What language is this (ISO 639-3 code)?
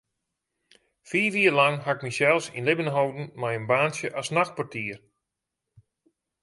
fry